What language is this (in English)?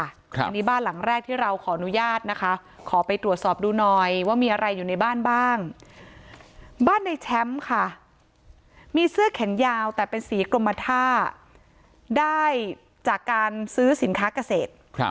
Thai